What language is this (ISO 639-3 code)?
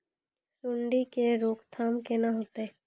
mai